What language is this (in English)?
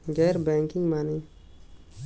Bhojpuri